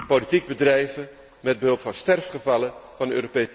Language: Dutch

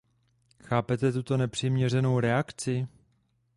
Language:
Czech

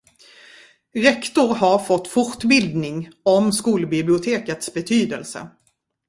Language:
Swedish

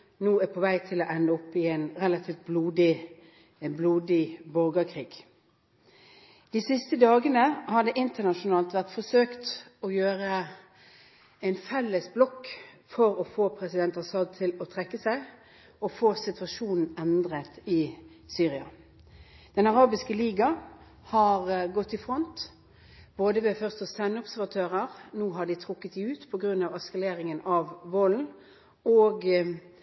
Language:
Norwegian Bokmål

